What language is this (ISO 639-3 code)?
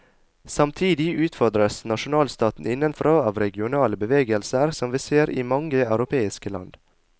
nor